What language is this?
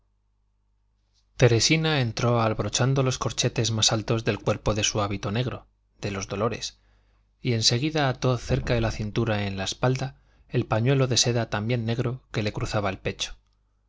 Spanish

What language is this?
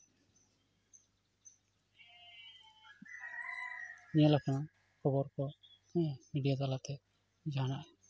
Santali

